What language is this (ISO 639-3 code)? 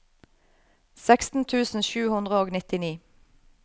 nor